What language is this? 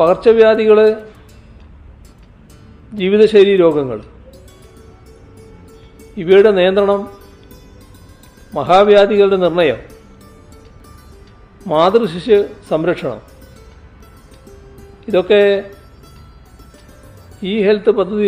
Malayalam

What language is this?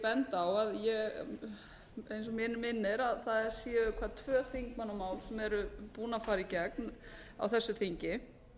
Icelandic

